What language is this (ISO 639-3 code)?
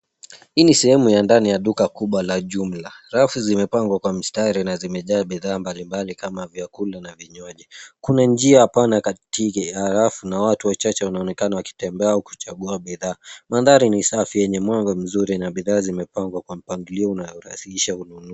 swa